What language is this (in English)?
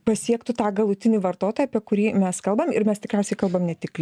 Lithuanian